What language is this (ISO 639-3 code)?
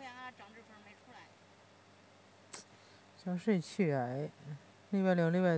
zho